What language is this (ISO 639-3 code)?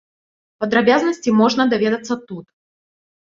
bel